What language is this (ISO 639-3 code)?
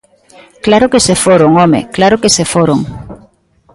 glg